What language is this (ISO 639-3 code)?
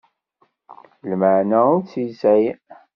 kab